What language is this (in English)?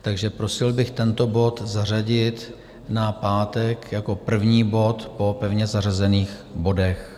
Czech